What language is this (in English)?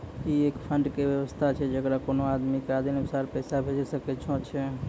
Maithili